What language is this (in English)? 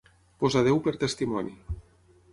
Catalan